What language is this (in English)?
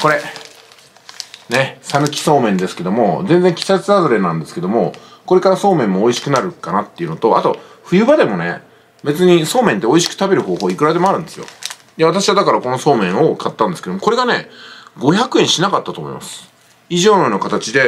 Japanese